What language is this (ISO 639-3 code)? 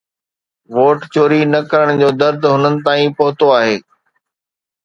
snd